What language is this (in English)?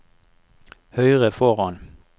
Norwegian